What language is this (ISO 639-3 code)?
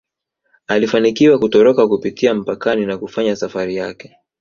swa